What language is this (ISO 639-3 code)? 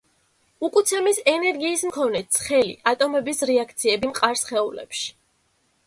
kat